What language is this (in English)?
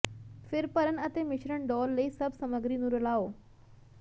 Punjabi